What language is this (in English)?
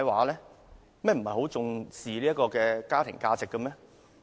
Cantonese